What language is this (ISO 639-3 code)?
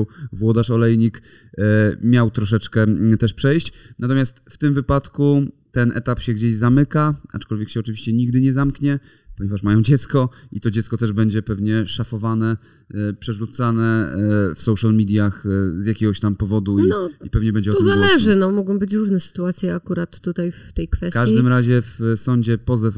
pol